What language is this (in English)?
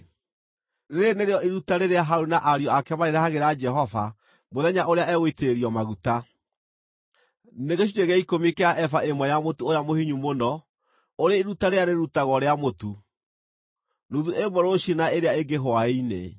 Kikuyu